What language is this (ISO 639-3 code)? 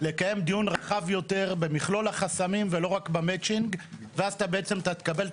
heb